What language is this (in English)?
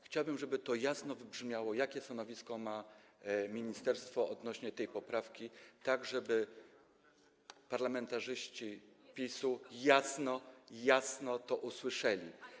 Polish